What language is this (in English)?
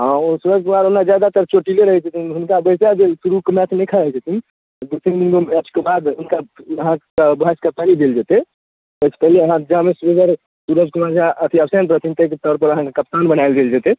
Maithili